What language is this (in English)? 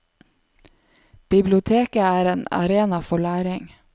Norwegian